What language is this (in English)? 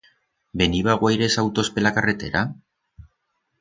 Aragonese